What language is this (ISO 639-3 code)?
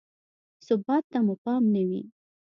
pus